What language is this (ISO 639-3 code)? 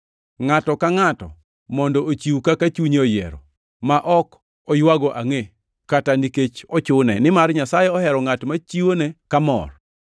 luo